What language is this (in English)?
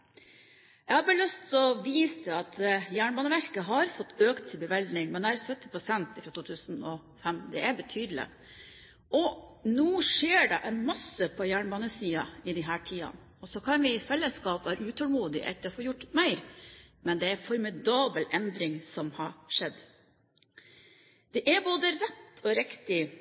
Norwegian Bokmål